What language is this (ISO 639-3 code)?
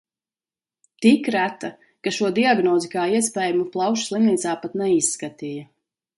lav